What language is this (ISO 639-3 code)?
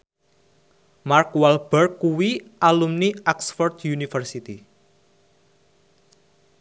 jav